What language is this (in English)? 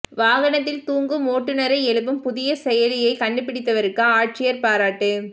Tamil